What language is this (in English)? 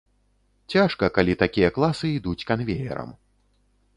Belarusian